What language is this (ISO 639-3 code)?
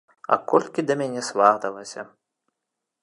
bel